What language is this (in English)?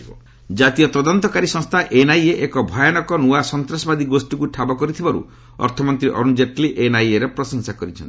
Odia